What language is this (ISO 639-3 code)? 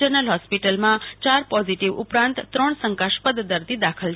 guj